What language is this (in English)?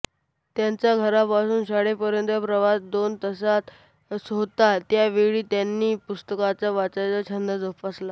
Marathi